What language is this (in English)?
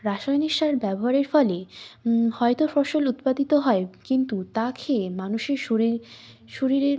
Bangla